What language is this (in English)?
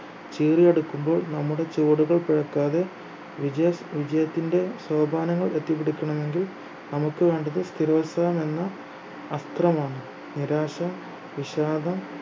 Malayalam